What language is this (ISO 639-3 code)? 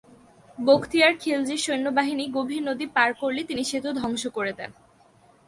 ben